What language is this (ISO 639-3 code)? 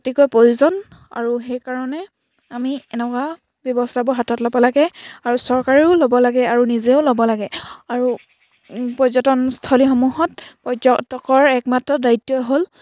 asm